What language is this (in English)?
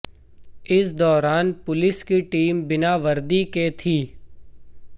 Hindi